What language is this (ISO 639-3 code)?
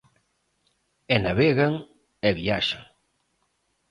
glg